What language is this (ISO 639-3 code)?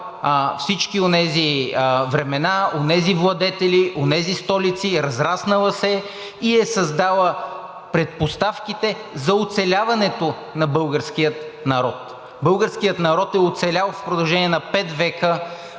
bul